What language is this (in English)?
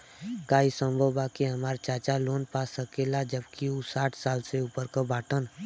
Bhojpuri